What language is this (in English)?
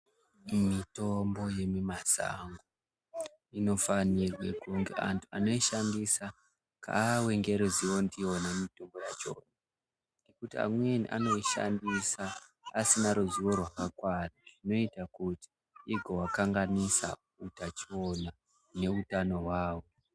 Ndau